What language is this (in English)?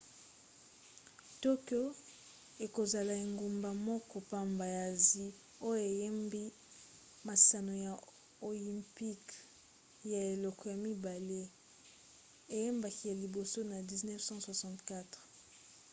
Lingala